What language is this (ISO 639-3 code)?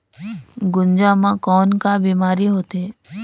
hne